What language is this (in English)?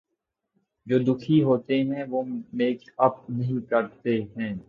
Urdu